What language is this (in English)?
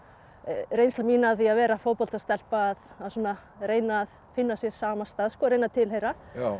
Icelandic